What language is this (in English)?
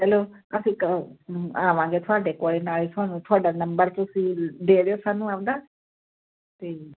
Punjabi